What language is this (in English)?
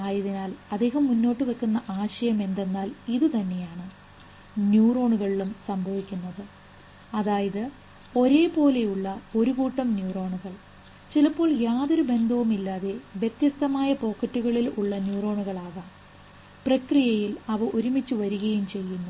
Malayalam